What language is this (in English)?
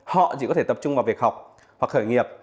Vietnamese